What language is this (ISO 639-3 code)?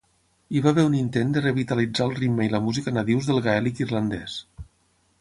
cat